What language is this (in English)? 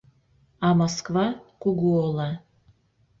Mari